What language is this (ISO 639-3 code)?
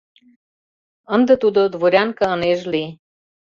chm